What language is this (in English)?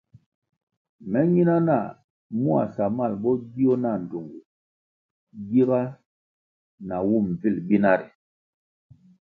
Kwasio